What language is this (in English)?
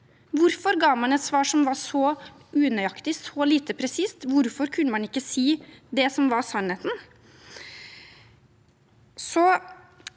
Norwegian